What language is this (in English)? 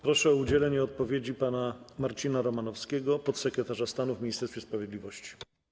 Polish